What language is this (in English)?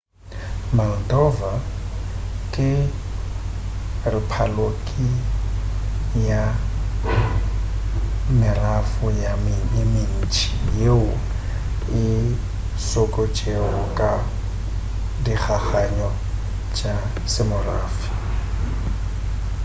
Northern Sotho